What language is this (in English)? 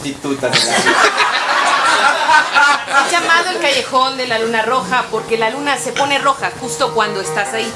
Spanish